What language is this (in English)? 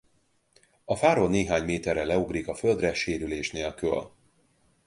Hungarian